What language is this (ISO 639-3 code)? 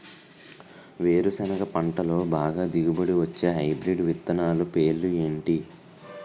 tel